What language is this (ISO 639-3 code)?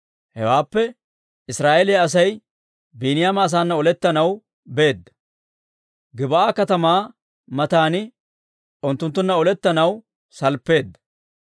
dwr